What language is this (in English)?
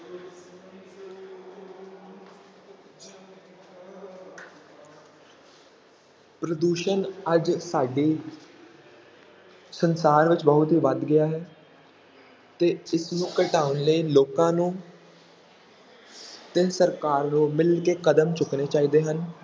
Punjabi